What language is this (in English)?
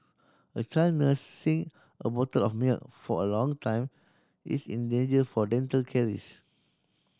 English